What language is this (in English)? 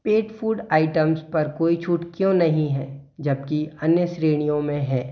Hindi